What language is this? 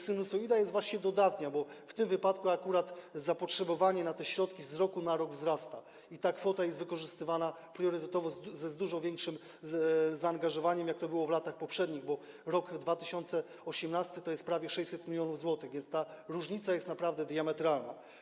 Polish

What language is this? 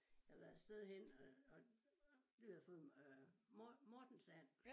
Danish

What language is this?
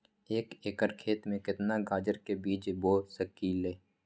Magahi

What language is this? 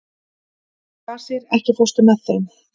Icelandic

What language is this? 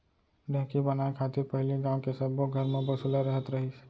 Chhattisgarhi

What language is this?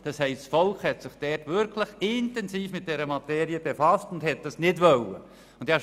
Swiss German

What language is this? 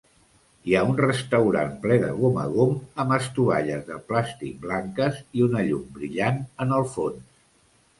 Catalan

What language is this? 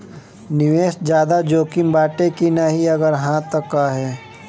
Bhojpuri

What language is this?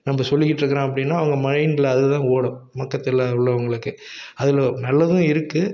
Tamil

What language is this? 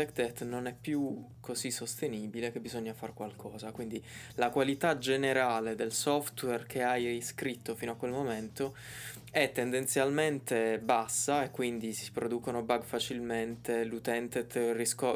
Italian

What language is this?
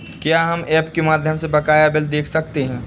Hindi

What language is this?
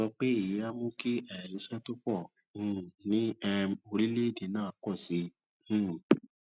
Yoruba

